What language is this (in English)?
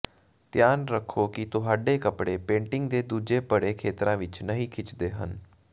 Punjabi